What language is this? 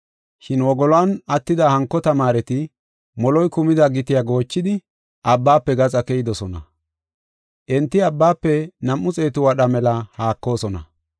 Gofa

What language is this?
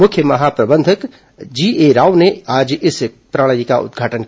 Hindi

